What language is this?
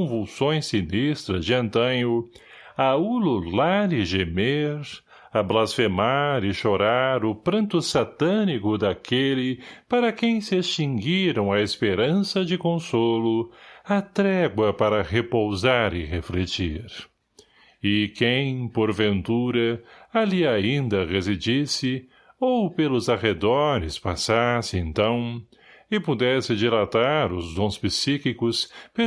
Portuguese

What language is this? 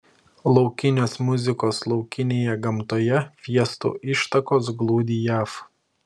Lithuanian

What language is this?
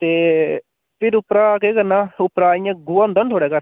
Dogri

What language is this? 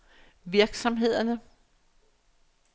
Danish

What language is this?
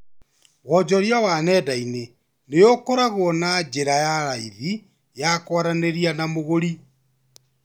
Kikuyu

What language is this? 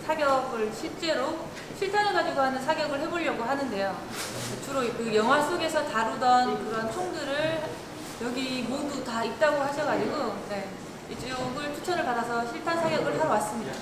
Korean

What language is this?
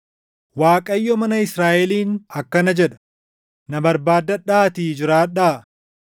Oromo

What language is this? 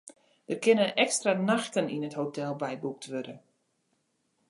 Western Frisian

